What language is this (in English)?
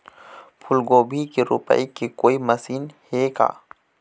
Chhattisgarhi